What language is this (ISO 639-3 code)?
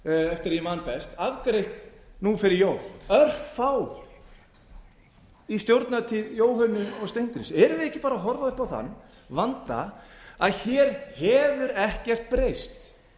isl